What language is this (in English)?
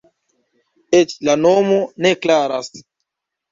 Esperanto